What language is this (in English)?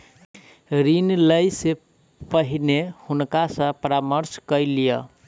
Maithili